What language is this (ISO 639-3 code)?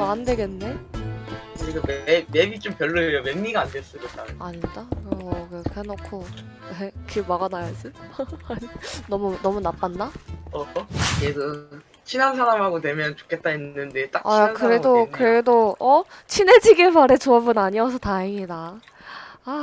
kor